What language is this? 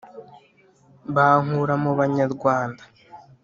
Kinyarwanda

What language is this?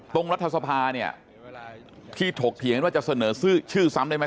Thai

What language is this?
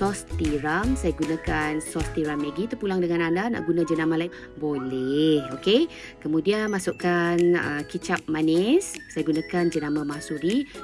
Malay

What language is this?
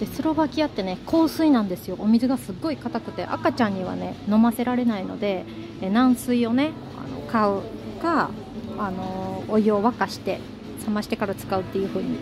Japanese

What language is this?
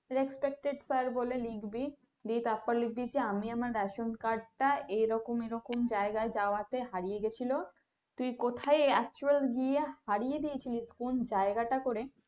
Bangla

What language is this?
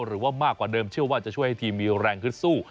Thai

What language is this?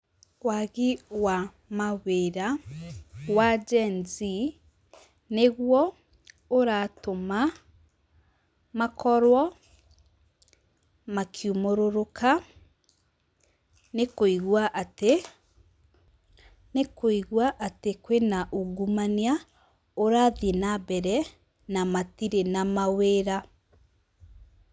Kikuyu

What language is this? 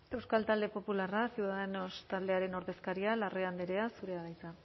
Basque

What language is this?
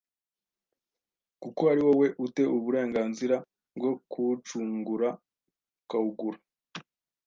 Kinyarwanda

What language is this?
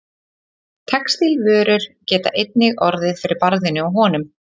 Icelandic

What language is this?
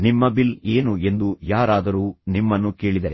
Kannada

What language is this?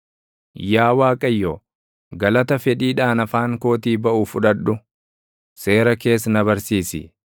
Oromo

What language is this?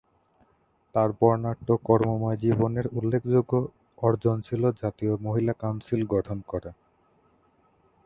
Bangla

